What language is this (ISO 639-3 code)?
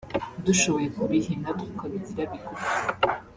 kin